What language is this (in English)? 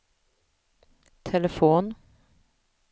Swedish